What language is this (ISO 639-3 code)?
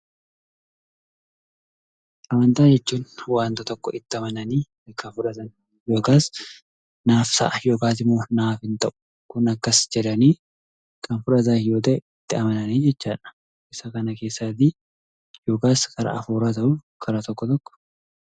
orm